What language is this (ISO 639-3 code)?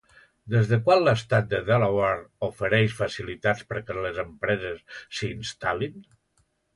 cat